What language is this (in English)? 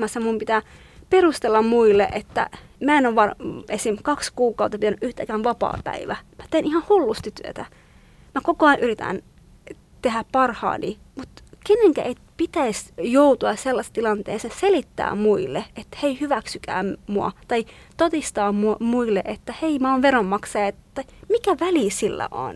Finnish